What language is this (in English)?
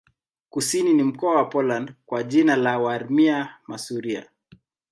Swahili